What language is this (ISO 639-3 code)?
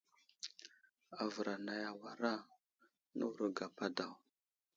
udl